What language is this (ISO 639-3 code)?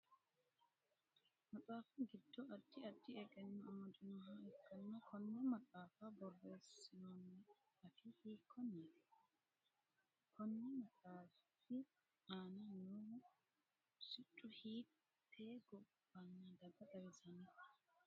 sid